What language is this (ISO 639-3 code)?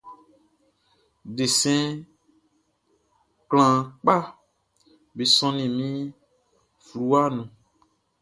bci